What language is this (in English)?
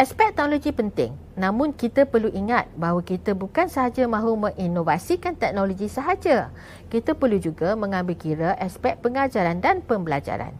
Malay